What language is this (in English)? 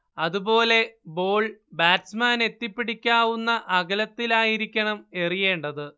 Malayalam